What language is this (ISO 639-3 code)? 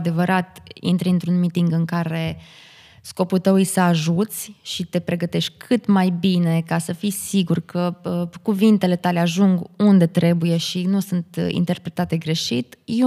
ron